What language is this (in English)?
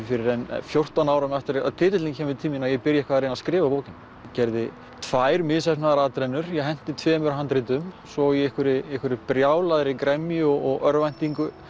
Icelandic